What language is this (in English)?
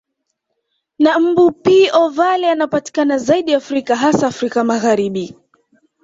Swahili